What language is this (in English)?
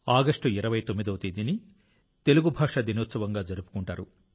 Telugu